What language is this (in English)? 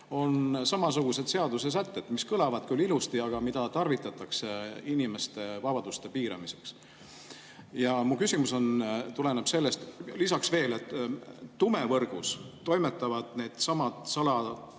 Estonian